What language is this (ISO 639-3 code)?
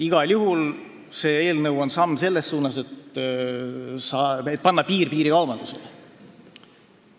est